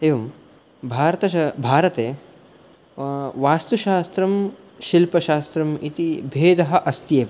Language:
Sanskrit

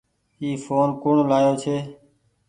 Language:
Goaria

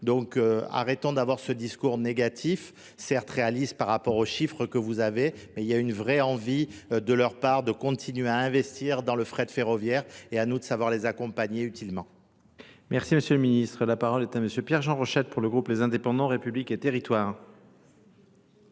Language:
French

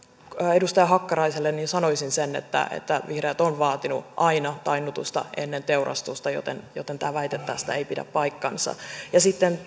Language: Finnish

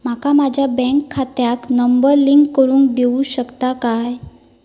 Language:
Marathi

